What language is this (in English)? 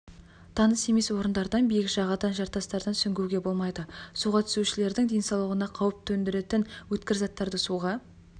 Kazakh